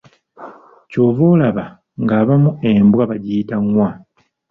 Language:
Ganda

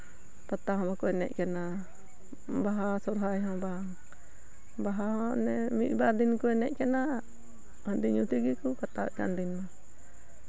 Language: Santali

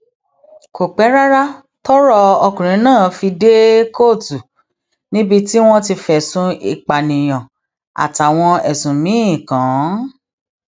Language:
Yoruba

